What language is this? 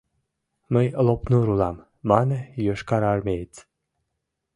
Mari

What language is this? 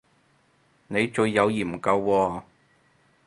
Cantonese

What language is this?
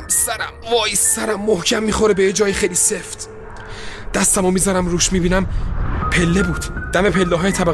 Persian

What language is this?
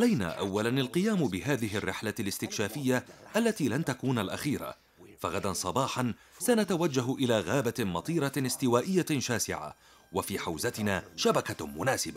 Arabic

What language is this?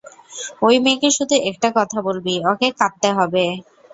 Bangla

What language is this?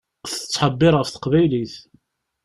Kabyle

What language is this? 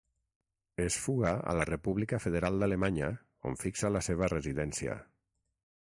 Catalan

